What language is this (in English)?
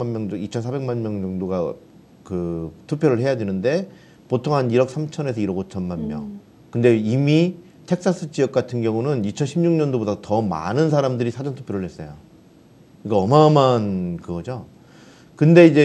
Korean